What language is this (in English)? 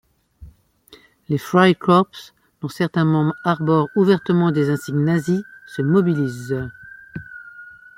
French